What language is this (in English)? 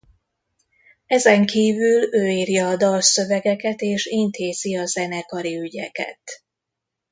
Hungarian